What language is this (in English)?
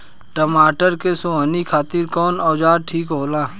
Bhojpuri